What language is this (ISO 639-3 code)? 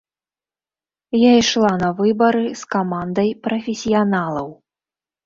bel